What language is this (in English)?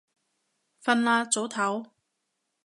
Cantonese